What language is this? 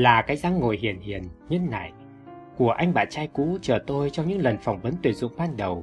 Vietnamese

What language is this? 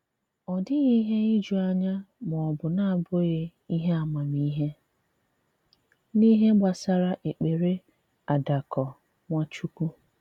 Igbo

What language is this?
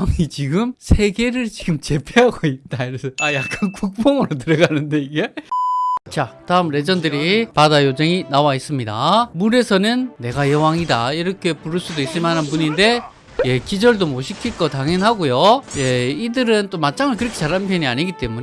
Korean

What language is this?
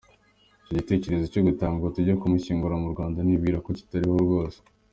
Kinyarwanda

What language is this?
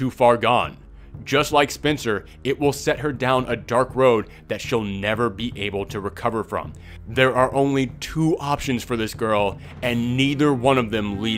English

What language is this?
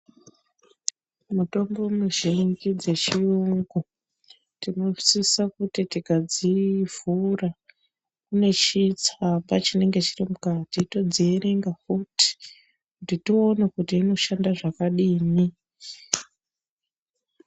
Ndau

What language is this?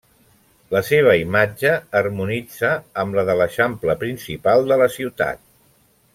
Catalan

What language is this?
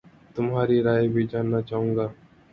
Urdu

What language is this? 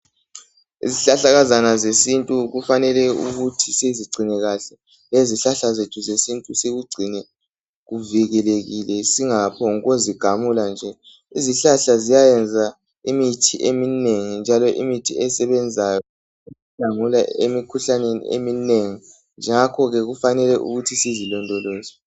North Ndebele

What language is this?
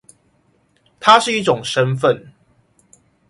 Chinese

